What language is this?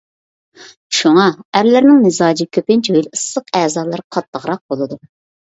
Uyghur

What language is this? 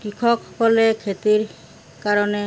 Assamese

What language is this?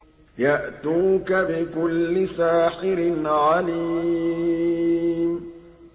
Arabic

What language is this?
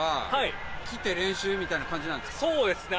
Japanese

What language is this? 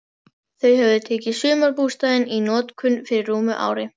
Icelandic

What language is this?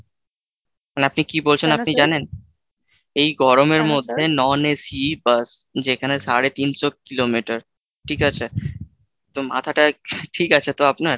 Bangla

